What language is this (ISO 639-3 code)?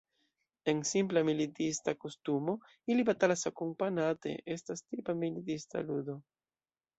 epo